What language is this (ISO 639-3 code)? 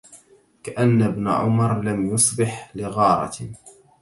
ara